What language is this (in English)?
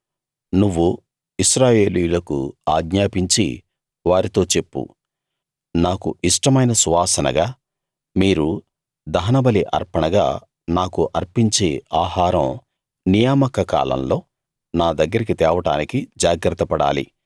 Telugu